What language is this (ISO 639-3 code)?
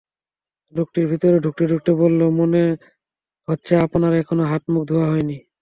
ben